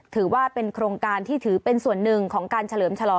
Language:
Thai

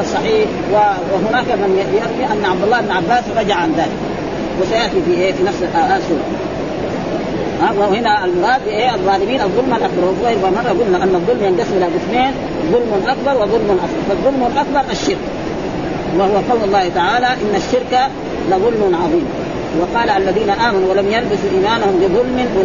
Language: Arabic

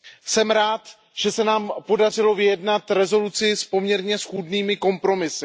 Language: Czech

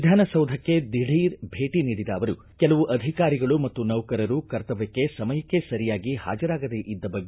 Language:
Kannada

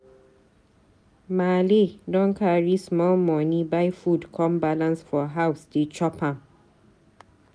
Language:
Nigerian Pidgin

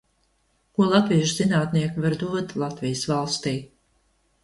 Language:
Latvian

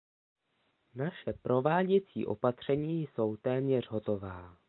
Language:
Czech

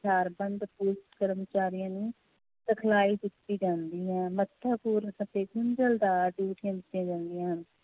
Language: Punjabi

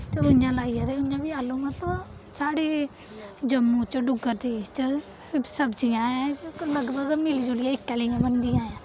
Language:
Dogri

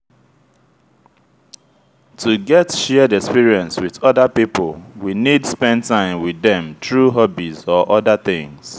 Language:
Nigerian Pidgin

